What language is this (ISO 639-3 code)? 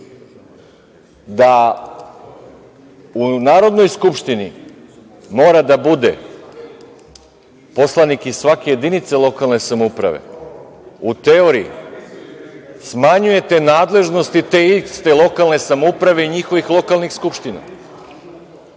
srp